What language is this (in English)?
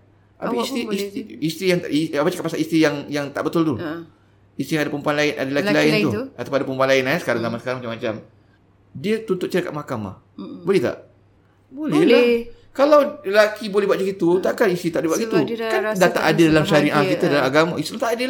Malay